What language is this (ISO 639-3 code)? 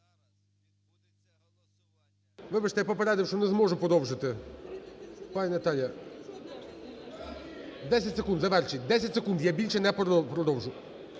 ukr